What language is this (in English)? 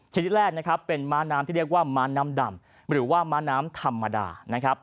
Thai